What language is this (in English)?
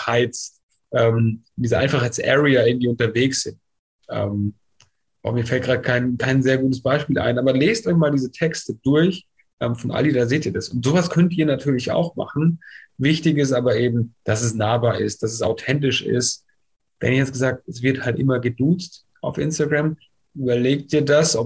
German